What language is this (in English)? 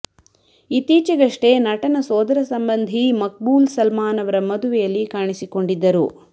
Kannada